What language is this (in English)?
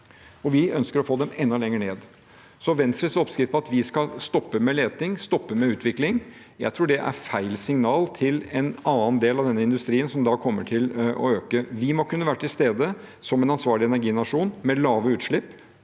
Norwegian